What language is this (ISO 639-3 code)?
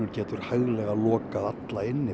isl